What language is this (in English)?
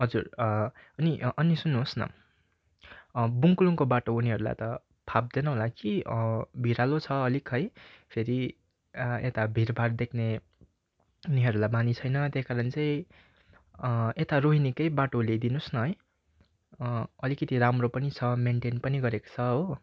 Nepali